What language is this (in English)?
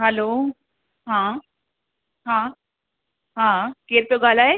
Sindhi